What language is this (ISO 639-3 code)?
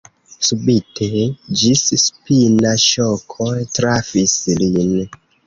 epo